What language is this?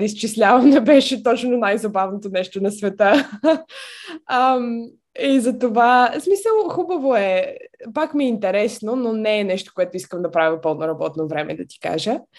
Bulgarian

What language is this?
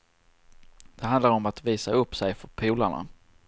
Swedish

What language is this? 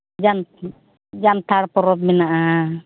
Santali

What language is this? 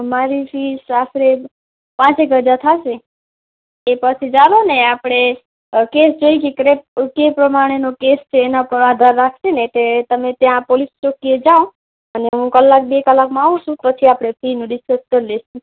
Gujarati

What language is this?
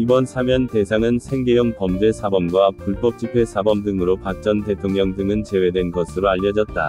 Korean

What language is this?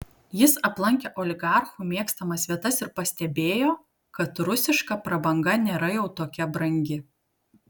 Lithuanian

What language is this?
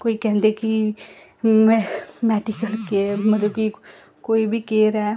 Dogri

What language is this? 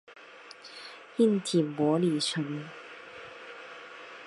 Chinese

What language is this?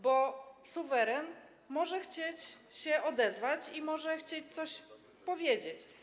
Polish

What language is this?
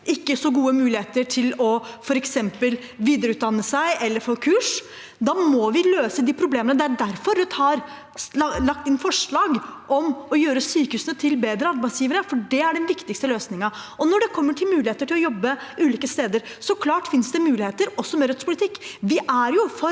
Norwegian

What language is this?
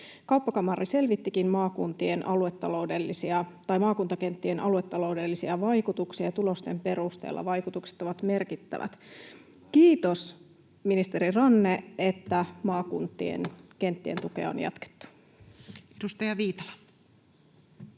Finnish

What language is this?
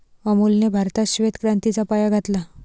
Marathi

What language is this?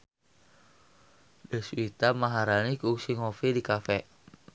Sundanese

